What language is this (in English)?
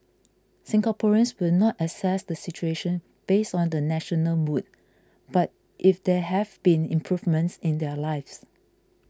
English